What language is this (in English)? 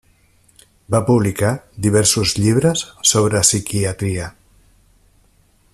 Catalan